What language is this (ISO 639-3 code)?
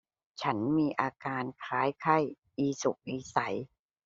tha